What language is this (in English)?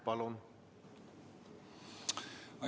Estonian